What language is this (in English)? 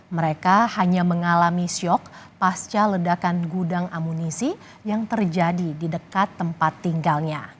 Indonesian